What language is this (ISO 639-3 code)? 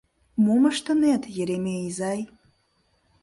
chm